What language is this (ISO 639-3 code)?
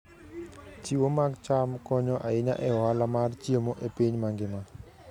luo